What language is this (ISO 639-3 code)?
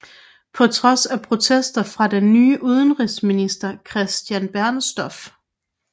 dan